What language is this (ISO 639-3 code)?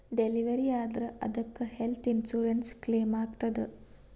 kan